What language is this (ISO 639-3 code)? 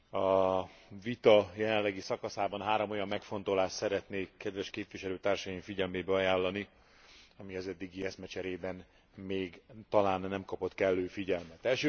hun